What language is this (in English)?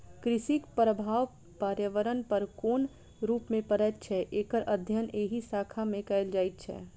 Maithili